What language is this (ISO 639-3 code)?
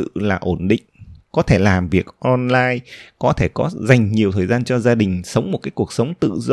vie